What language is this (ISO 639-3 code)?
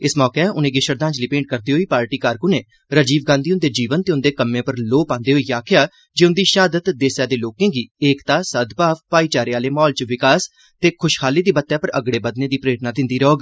doi